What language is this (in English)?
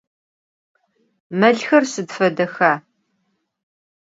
Adyghe